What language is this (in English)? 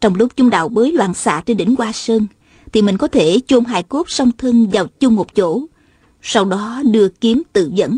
Vietnamese